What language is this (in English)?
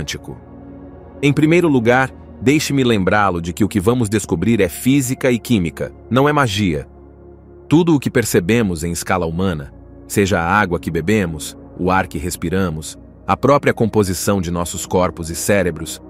Portuguese